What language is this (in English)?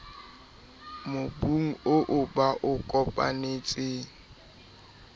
Southern Sotho